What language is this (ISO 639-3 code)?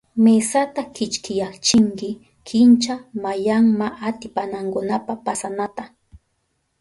qup